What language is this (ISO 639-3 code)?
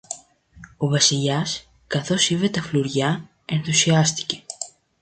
ell